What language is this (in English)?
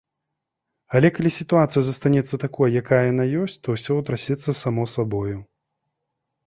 Belarusian